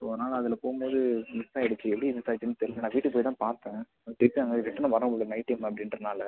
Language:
Tamil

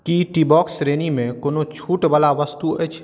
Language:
Maithili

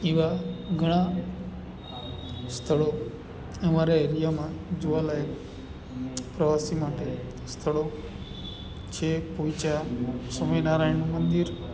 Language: Gujarati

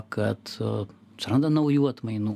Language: Lithuanian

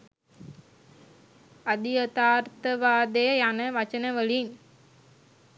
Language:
Sinhala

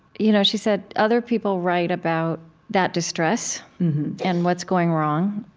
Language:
English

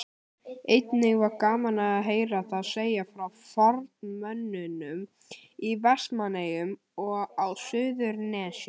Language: Icelandic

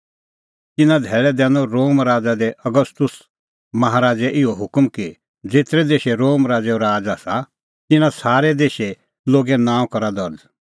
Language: Kullu Pahari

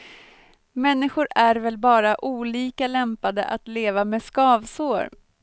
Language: Swedish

